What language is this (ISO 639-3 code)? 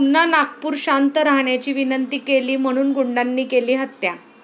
mar